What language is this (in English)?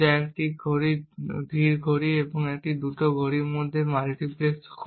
Bangla